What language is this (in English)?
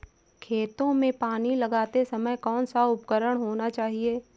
Hindi